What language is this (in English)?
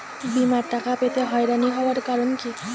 Bangla